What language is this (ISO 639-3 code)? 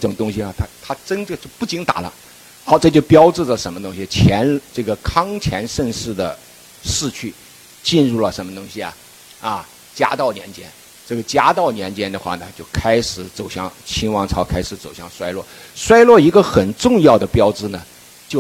zho